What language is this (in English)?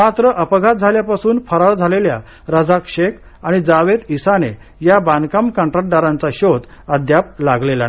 Marathi